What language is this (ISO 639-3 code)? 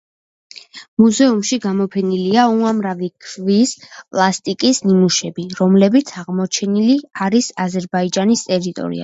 kat